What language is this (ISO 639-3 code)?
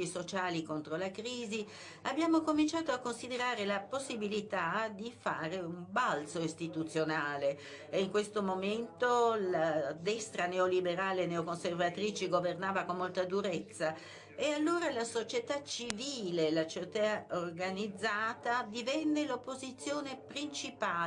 ita